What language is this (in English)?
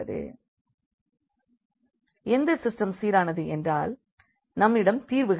Tamil